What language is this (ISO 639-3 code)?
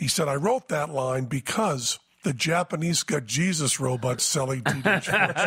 eng